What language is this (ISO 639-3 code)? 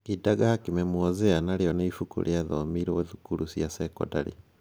kik